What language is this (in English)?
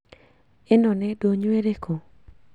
Kikuyu